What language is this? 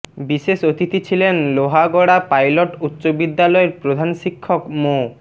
Bangla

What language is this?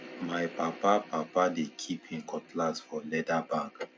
Nigerian Pidgin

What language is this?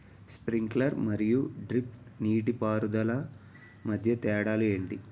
Telugu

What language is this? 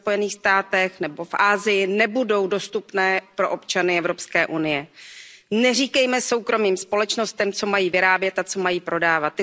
Czech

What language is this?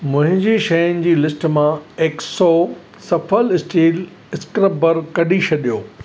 Sindhi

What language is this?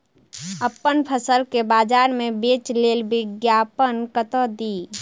Maithili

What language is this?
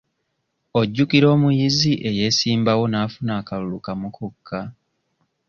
Ganda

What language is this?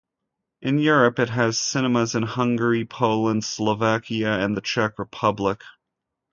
English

